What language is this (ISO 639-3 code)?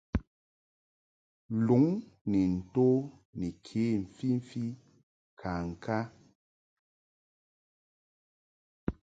mhk